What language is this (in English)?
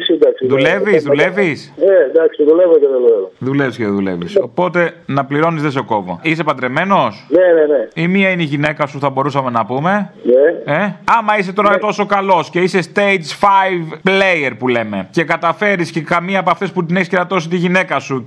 Greek